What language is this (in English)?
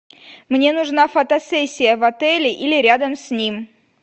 Russian